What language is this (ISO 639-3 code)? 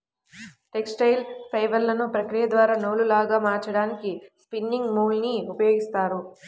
tel